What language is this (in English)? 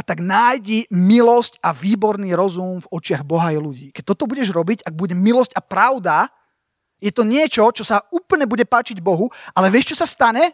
Slovak